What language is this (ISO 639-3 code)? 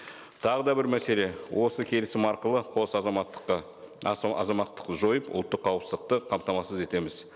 kaz